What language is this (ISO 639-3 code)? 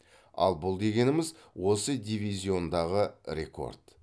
kaz